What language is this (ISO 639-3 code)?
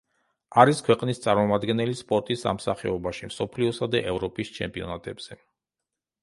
kat